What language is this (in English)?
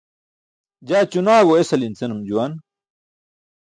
Burushaski